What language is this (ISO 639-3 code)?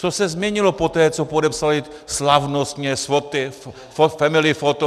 ces